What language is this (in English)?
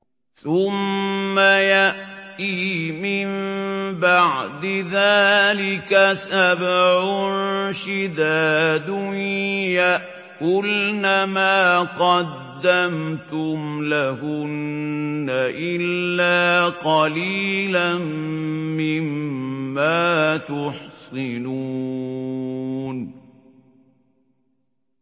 Arabic